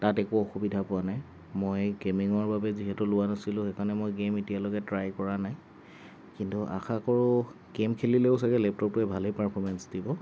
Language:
Assamese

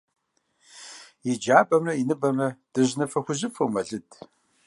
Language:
Kabardian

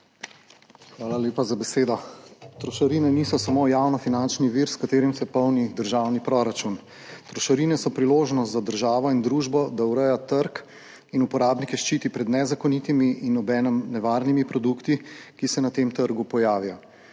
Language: Slovenian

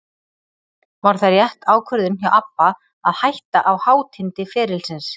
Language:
Icelandic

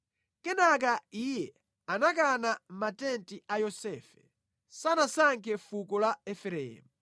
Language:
Nyanja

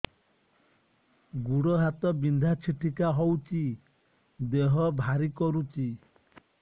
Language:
Odia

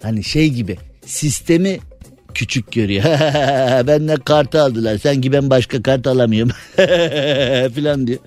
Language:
Turkish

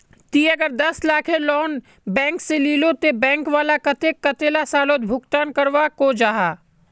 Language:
Magahi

